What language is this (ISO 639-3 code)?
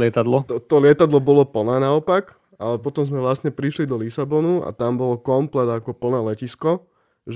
slk